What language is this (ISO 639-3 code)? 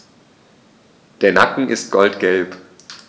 deu